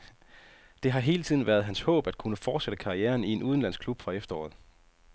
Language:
Danish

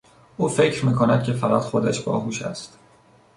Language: Persian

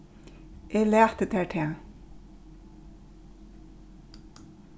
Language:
Faroese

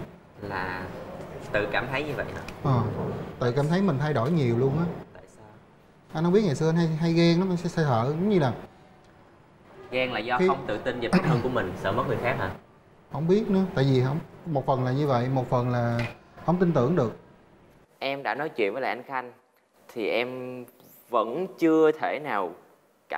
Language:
Vietnamese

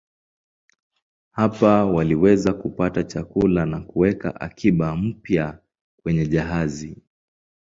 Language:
Swahili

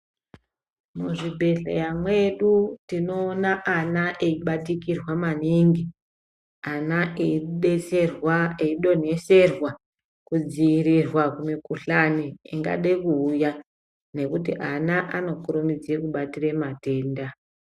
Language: Ndau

